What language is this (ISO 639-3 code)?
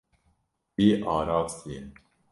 kur